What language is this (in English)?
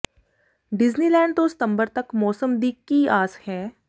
Punjabi